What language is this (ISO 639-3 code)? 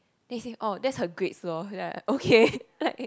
eng